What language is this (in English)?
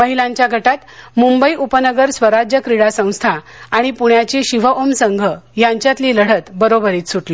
Marathi